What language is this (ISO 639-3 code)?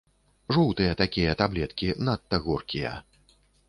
bel